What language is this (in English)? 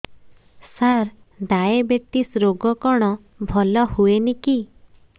Odia